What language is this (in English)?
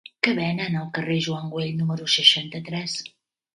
Catalan